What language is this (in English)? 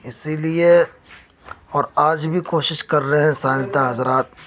Urdu